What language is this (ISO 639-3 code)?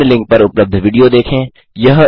hin